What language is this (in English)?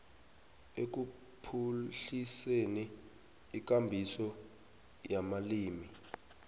South Ndebele